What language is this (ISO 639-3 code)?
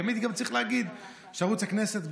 heb